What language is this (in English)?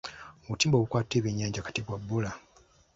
Ganda